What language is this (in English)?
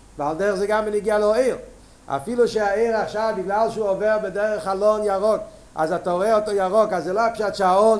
Hebrew